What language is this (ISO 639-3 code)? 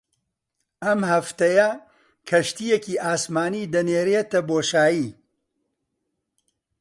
ckb